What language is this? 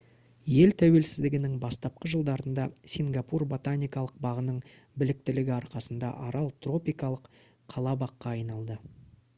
Kazakh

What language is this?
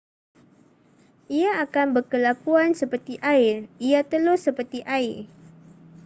Malay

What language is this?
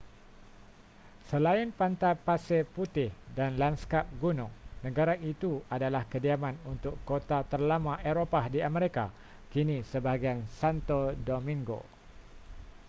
Malay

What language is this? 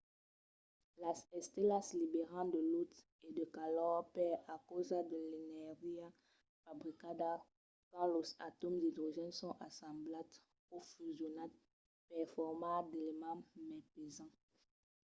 Occitan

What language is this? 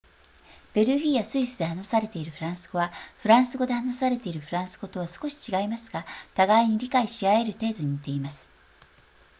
Japanese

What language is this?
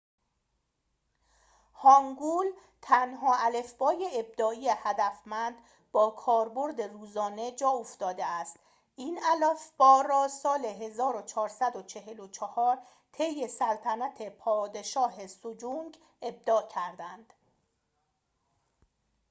Persian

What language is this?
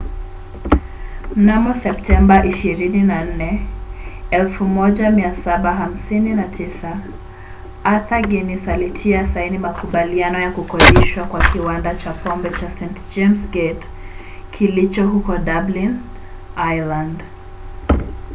Swahili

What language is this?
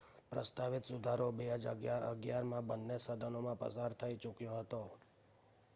Gujarati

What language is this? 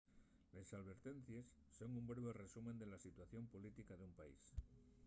Asturian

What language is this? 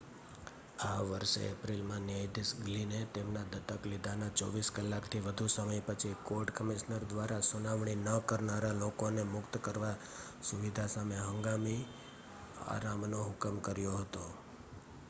Gujarati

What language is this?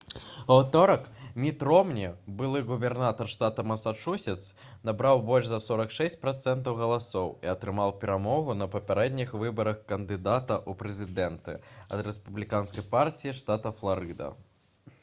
Belarusian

